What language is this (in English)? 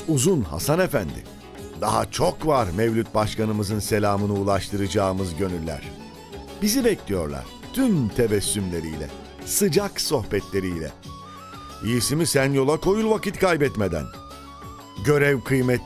Turkish